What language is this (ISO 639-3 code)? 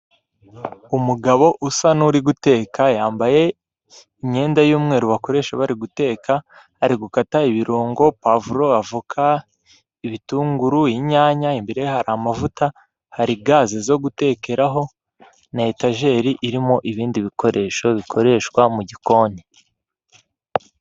kin